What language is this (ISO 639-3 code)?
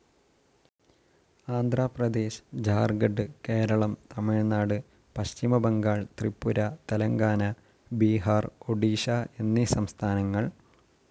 mal